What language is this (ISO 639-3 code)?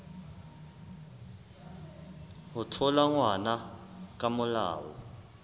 sot